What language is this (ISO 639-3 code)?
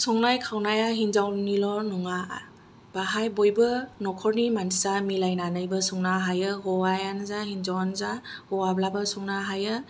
brx